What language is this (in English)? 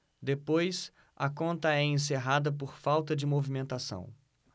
Portuguese